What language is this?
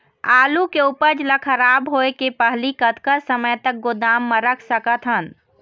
Chhattisgarhi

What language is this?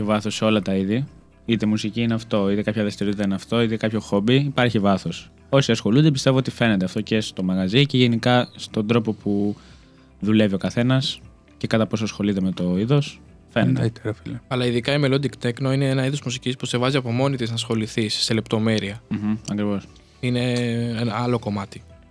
Greek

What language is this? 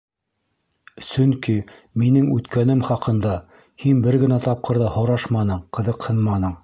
Bashkir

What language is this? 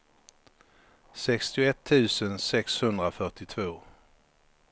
Swedish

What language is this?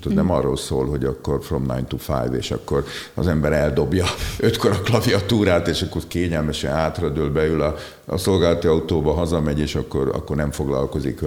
Hungarian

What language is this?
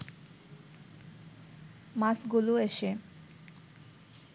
Bangla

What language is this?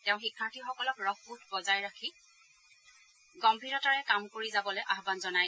Assamese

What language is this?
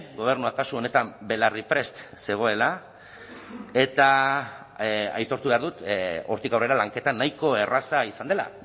Basque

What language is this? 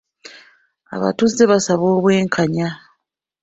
Ganda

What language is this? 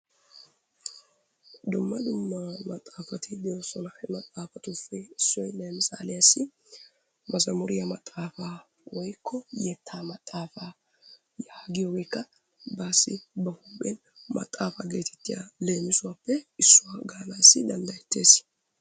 Wolaytta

